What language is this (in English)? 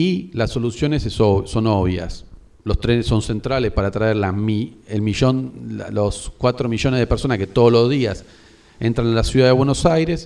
Spanish